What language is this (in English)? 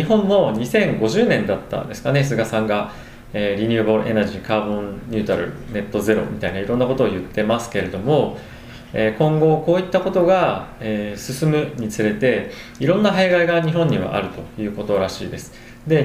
Japanese